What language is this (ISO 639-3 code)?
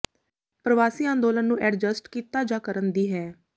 pan